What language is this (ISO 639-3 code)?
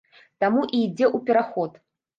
bel